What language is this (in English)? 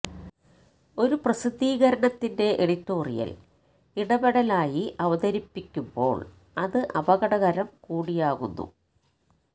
Malayalam